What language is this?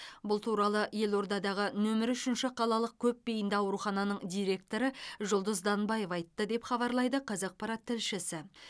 Kazakh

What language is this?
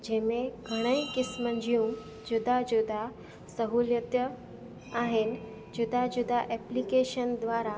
Sindhi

